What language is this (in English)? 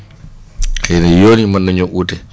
Wolof